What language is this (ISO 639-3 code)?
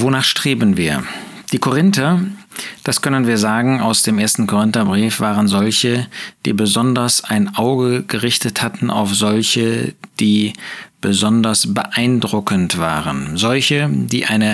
deu